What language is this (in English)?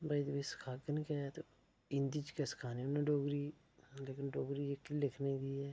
Dogri